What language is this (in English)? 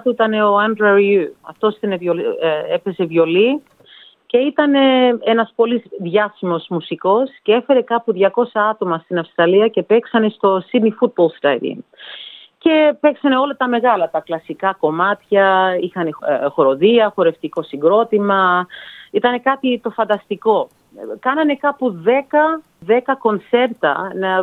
Greek